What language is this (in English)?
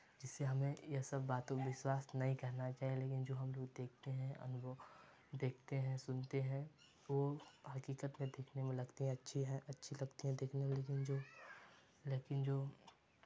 Hindi